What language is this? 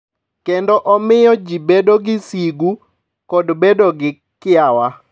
Luo (Kenya and Tanzania)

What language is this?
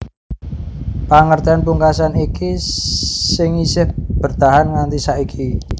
Javanese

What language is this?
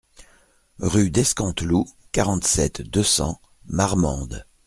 French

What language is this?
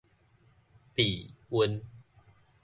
Min Nan Chinese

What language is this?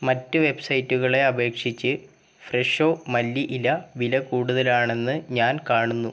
Malayalam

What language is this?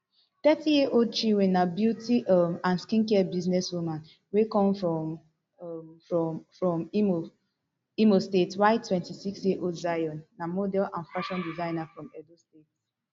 Nigerian Pidgin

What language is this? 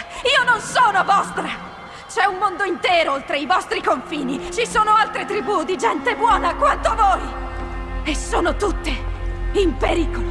Italian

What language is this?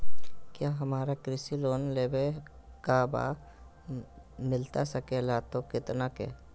Magahi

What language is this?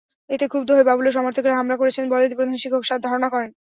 Bangla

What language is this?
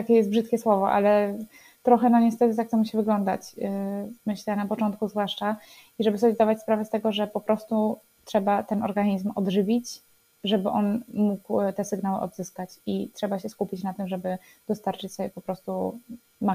Polish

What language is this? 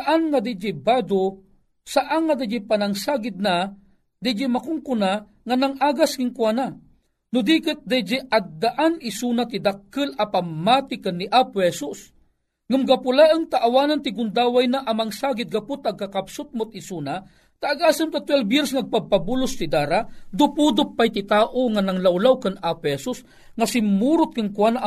Filipino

